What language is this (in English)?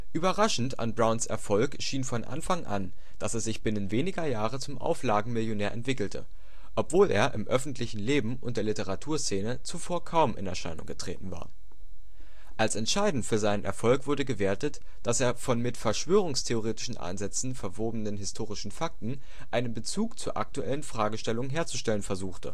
German